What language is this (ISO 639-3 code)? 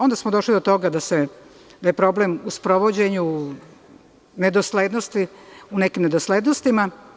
srp